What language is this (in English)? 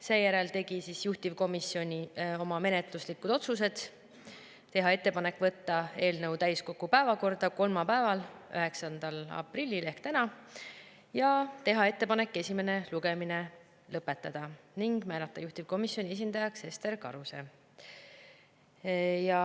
Estonian